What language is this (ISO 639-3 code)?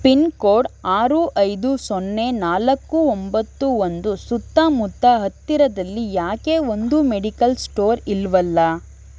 kan